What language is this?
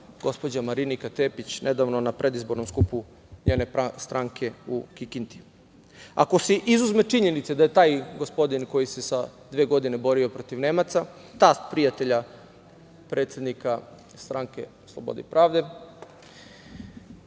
Serbian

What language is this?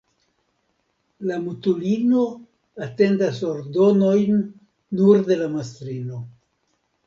Esperanto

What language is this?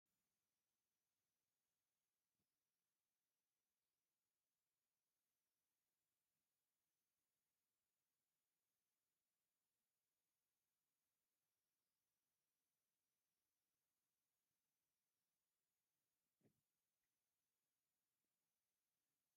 Tigrinya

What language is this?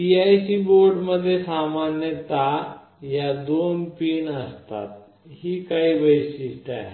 Marathi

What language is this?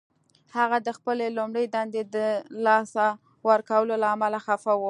Pashto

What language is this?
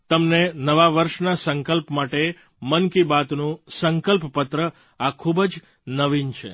Gujarati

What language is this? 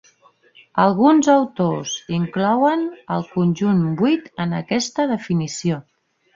Catalan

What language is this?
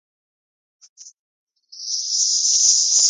Japanese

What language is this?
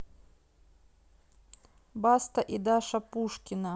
Russian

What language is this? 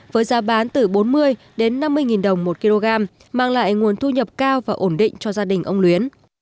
Vietnamese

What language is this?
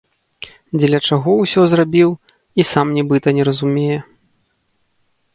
Belarusian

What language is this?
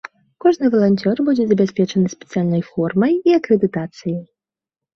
Belarusian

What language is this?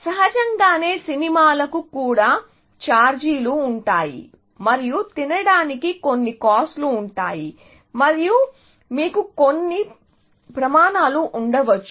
Telugu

